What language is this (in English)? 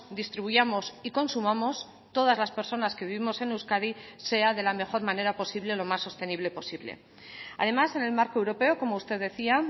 Spanish